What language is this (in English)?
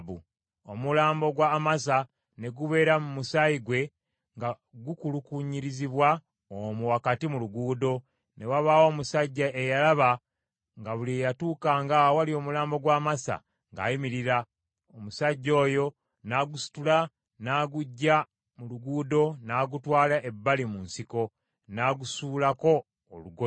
Ganda